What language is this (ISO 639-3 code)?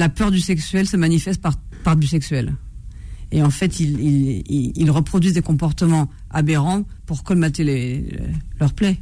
fra